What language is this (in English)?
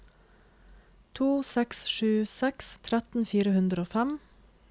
Norwegian